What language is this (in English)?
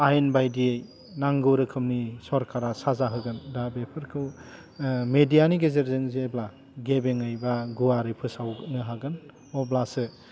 Bodo